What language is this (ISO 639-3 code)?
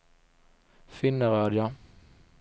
swe